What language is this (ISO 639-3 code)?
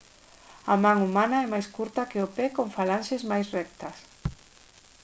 glg